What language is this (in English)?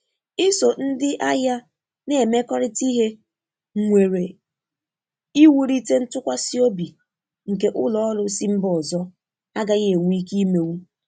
Igbo